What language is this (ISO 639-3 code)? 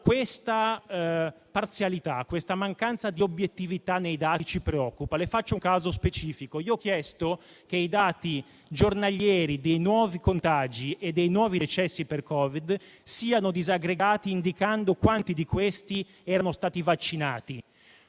ita